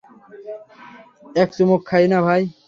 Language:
Bangla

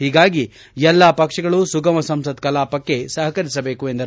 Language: Kannada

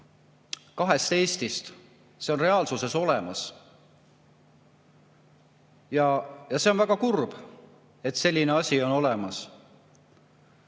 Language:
Estonian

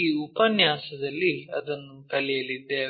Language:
Kannada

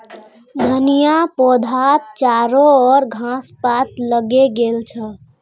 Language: Magahi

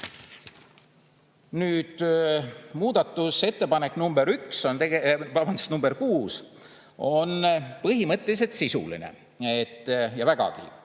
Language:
Estonian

